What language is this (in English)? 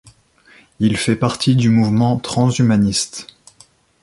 French